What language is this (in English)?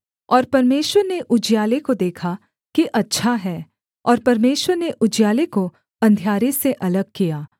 Hindi